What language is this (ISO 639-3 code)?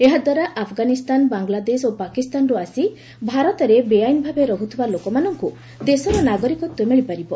ori